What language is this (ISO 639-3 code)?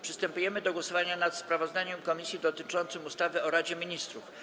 pol